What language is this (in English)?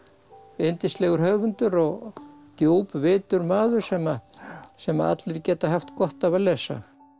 Icelandic